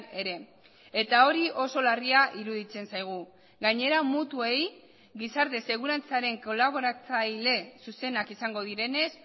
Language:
Basque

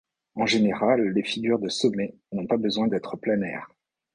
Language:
French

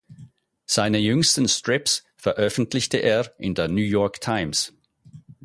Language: German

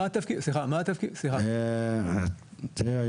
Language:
Hebrew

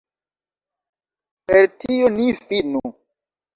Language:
Esperanto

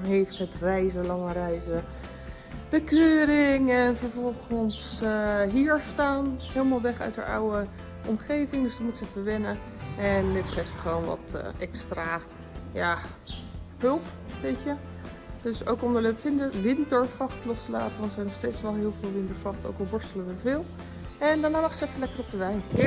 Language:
Dutch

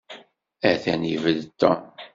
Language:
Kabyle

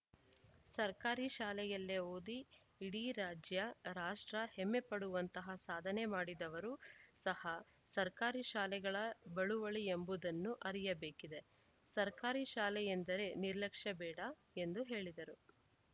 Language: Kannada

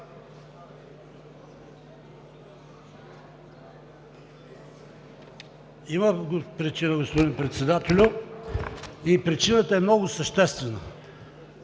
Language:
Bulgarian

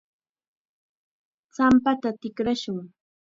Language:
Chiquián Ancash Quechua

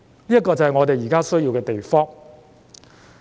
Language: Cantonese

